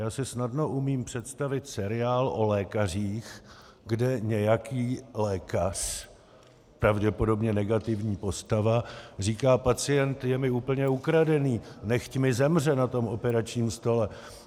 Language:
Czech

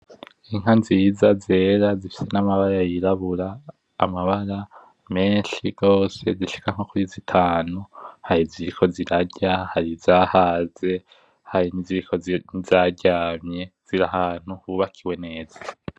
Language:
Rundi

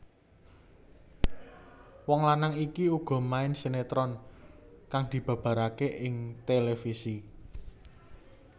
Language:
Javanese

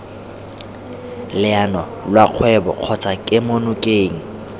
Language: Tswana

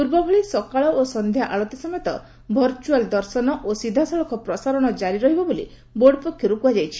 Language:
Odia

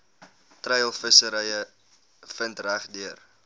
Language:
Afrikaans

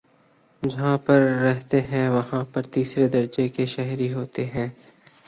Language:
Urdu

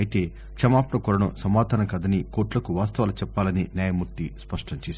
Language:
Telugu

